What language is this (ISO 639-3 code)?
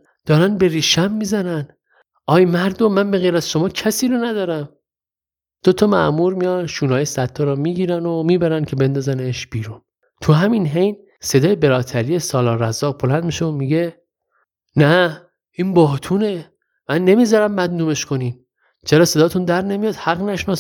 fas